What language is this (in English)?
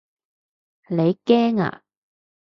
Cantonese